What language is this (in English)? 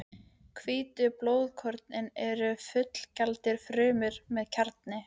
Icelandic